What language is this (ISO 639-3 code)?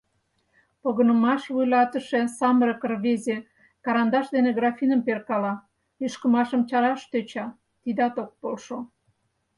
chm